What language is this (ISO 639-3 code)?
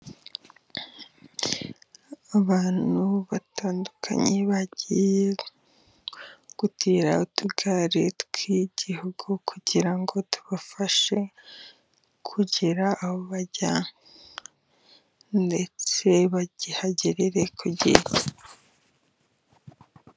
kin